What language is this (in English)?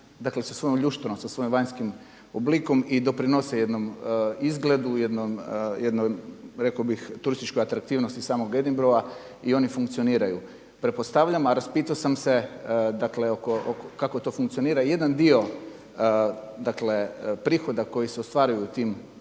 Croatian